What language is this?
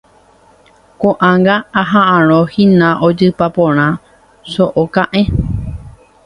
Guarani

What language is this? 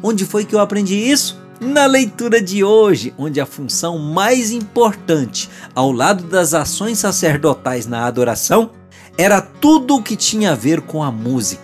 Portuguese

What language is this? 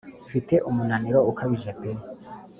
Kinyarwanda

